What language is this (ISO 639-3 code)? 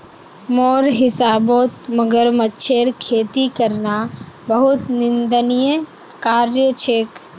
mag